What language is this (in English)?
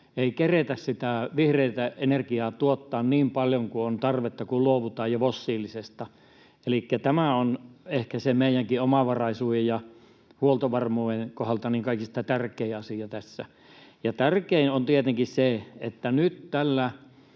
Finnish